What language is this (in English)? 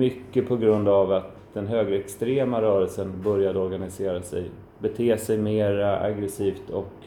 Swedish